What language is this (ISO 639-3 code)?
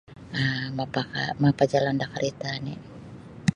bsy